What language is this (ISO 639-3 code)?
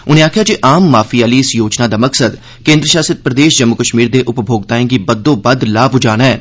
doi